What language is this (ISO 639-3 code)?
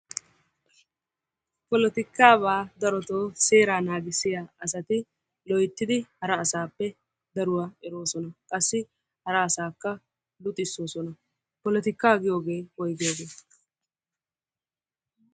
wal